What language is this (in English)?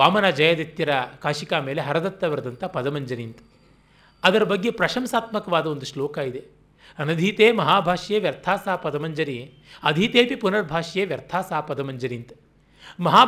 Kannada